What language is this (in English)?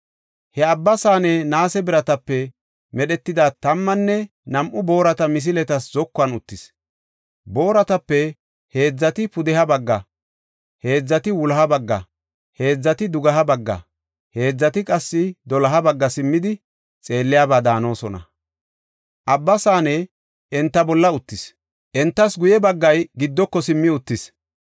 Gofa